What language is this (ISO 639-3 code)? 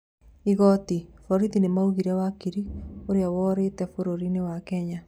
kik